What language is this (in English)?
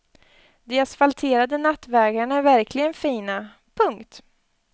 Swedish